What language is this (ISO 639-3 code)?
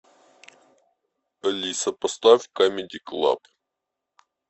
rus